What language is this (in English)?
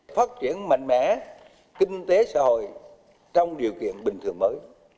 Vietnamese